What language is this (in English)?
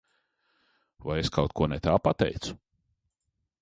Latvian